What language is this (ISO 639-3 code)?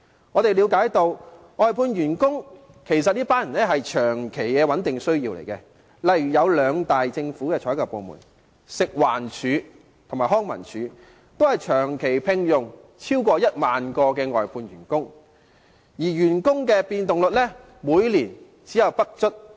yue